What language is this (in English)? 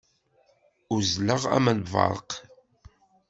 Kabyle